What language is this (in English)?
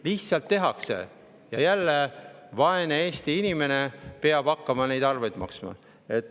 Estonian